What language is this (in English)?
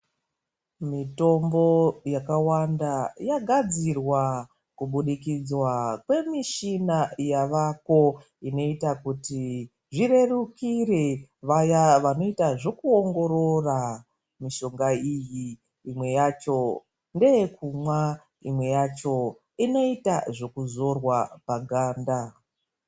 Ndau